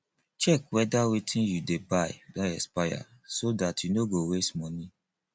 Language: Nigerian Pidgin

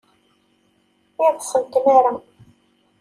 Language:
Kabyle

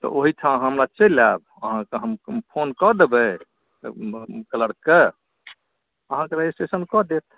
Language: Maithili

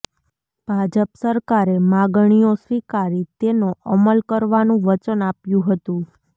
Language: Gujarati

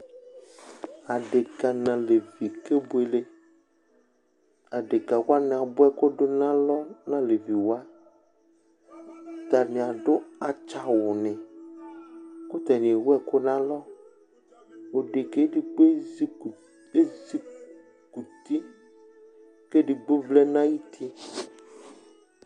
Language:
Ikposo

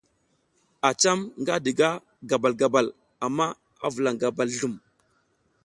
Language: South Giziga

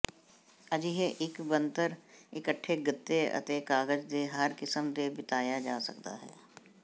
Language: Punjabi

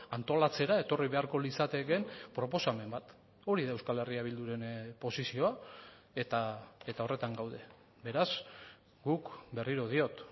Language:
Basque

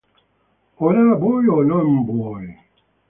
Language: Italian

